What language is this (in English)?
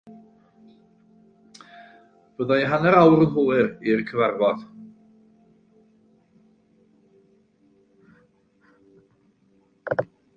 Welsh